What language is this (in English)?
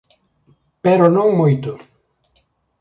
Galician